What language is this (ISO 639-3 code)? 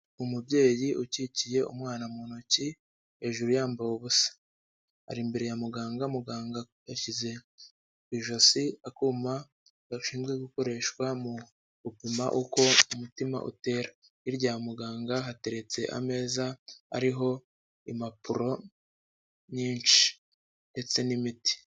kin